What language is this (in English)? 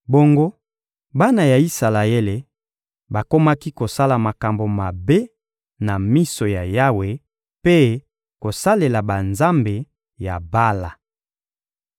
Lingala